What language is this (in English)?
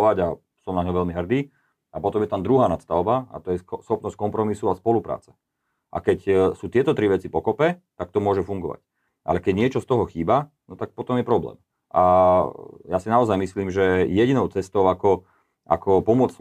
Slovak